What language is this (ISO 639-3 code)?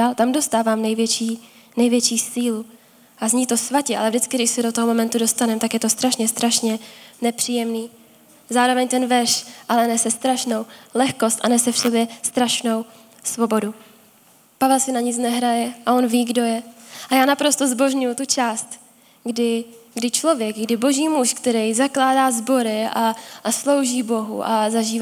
ces